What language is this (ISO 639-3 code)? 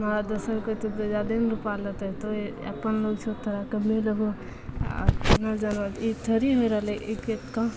mai